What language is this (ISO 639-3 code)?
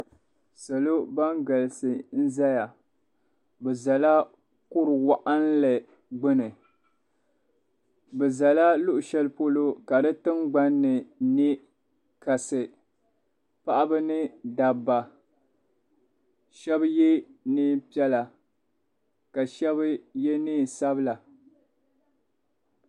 dag